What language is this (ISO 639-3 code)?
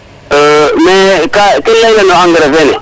srr